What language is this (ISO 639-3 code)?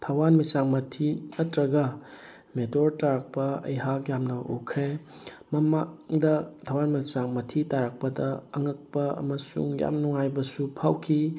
mni